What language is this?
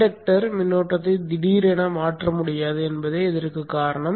Tamil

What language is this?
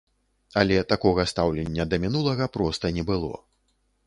Belarusian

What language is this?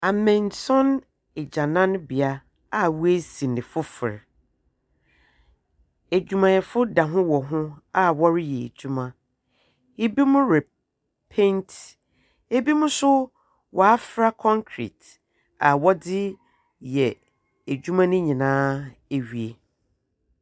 Akan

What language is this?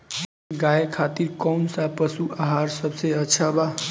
Bhojpuri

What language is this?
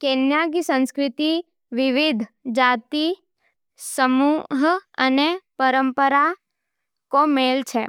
Nimadi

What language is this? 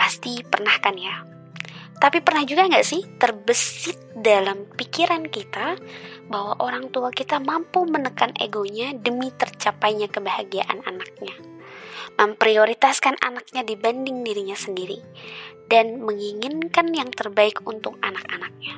Indonesian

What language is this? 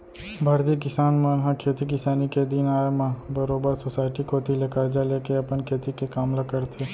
Chhattisgarhi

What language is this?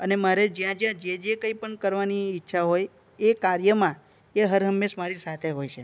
Gujarati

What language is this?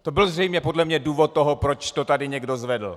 Czech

